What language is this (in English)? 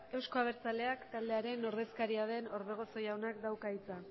Basque